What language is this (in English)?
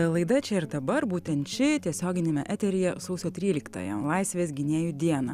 Lithuanian